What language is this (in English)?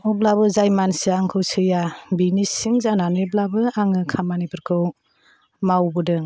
Bodo